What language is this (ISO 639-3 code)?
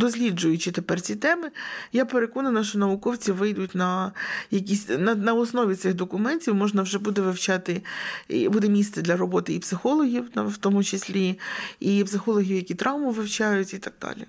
ukr